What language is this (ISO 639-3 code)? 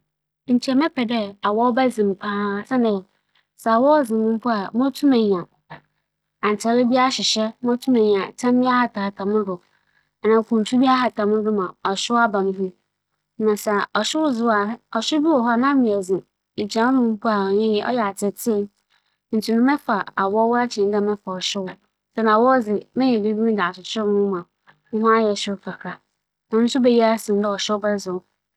aka